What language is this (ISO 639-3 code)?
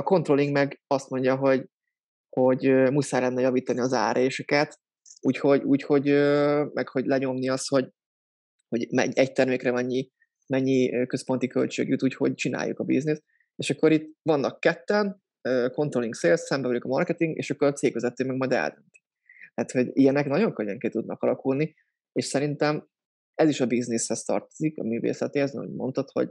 hun